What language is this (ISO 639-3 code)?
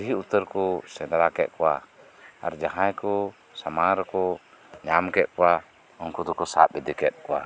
sat